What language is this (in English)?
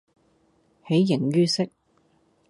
Cantonese